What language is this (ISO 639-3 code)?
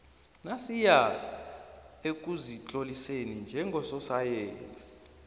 nbl